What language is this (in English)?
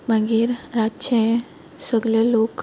Konkani